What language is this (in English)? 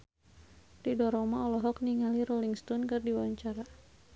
Sundanese